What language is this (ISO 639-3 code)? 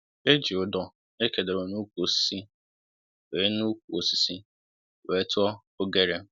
ibo